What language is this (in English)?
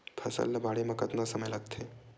Chhattisgarhi